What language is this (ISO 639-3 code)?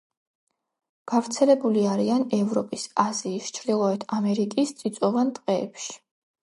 kat